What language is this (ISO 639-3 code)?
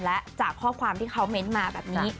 tha